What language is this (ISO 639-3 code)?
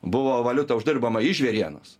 lit